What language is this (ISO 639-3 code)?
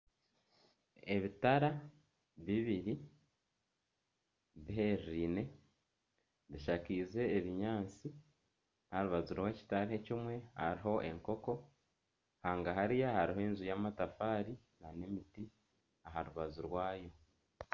nyn